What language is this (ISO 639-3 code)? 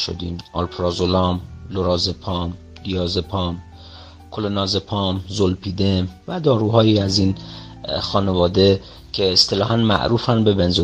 fas